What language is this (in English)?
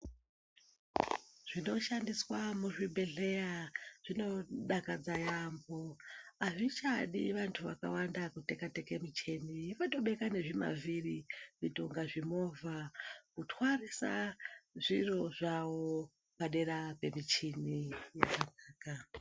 Ndau